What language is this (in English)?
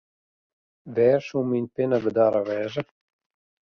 Western Frisian